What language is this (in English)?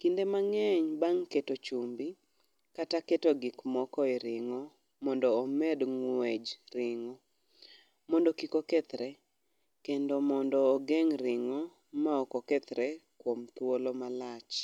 Luo (Kenya and Tanzania)